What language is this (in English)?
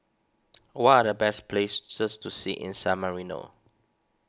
English